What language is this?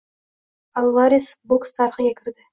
Uzbek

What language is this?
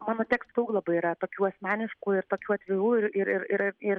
Lithuanian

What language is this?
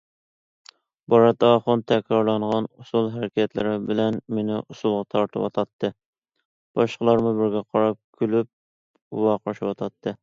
Uyghur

